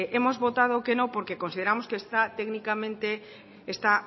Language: Spanish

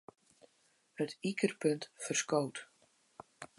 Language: Western Frisian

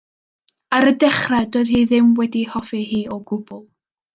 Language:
Welsh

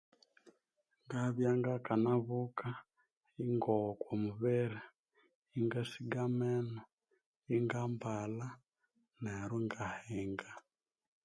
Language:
Konzo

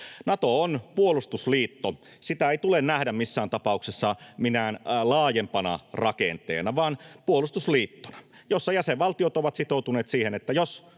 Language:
Finnish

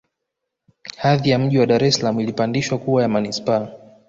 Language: Swahili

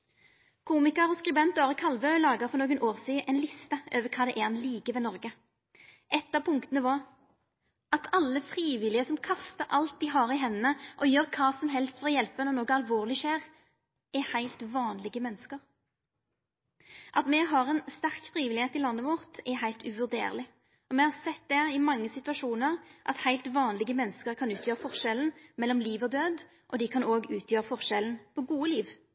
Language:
Norwegian Nynorsk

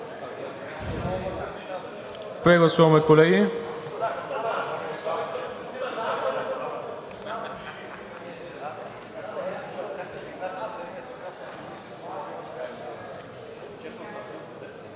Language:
Bulgarian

